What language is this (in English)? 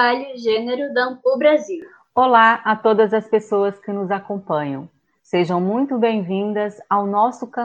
Portuguese